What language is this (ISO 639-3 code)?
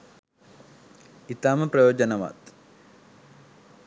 sin